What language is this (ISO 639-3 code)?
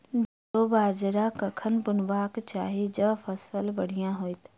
mai